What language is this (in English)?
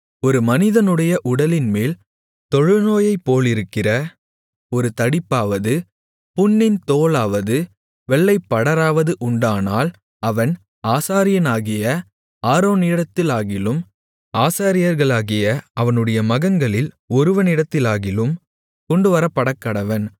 Tamil